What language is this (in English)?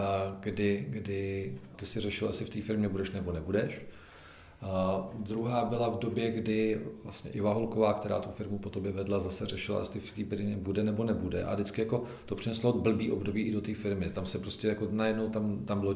Czech